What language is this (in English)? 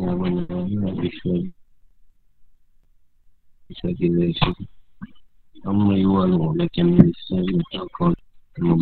Malay